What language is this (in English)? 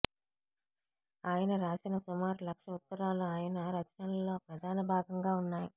Telugu